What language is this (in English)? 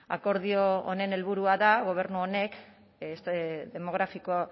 Basque